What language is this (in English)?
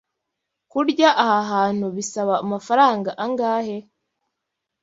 Kinyarwanda